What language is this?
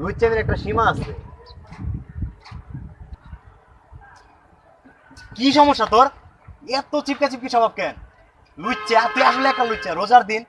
Indonesian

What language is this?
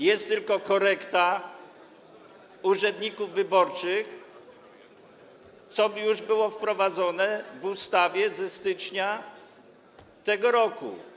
Polish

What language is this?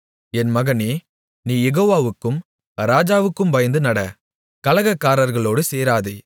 Tamil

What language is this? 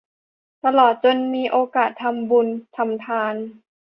Thai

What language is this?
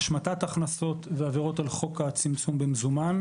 Hebrew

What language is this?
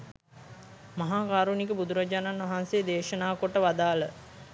Sinhala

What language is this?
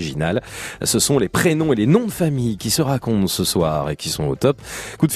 French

